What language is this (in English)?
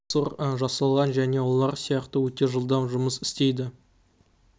Kazakh